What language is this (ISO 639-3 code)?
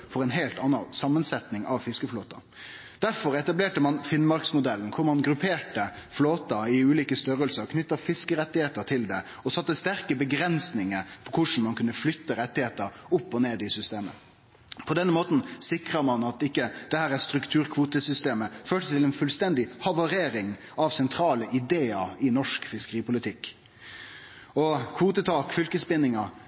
nno